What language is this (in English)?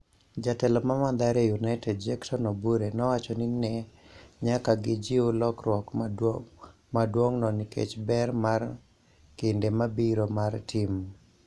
Luo (Kenya and Tanzania)